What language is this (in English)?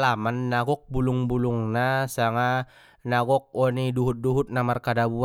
Batak Mandailing